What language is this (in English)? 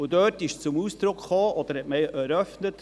Swiss German